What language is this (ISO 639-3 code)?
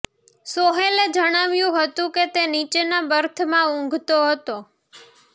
guj